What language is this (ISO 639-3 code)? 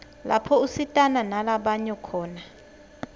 ssw